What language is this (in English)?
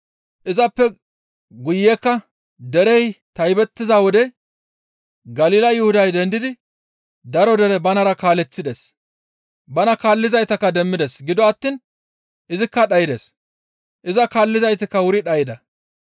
Gamo